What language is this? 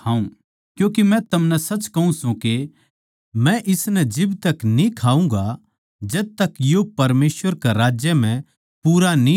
Haryanvi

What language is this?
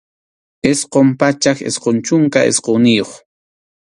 Arequipa-La Unión Quechua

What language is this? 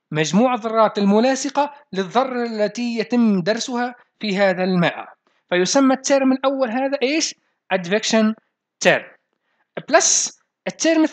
Arabic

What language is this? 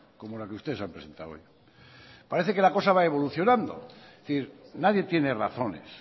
Spanish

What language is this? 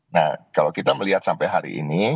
Indonesian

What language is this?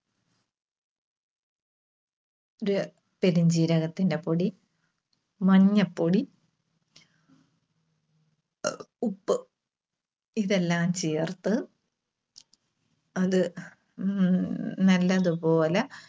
Malayalam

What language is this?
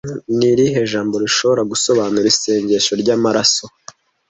Kinyarwanda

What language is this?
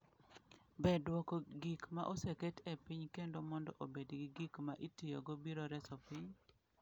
Luo (Kenya and Tanzania)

